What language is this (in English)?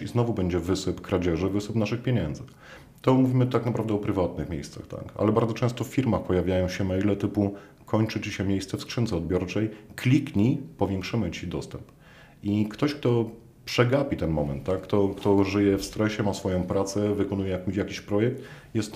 Polish